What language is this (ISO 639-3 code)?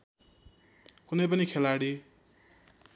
nep